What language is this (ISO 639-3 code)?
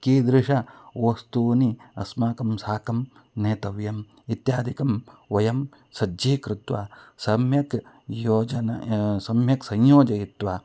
san